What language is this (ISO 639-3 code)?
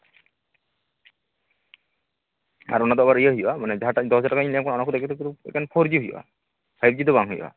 sat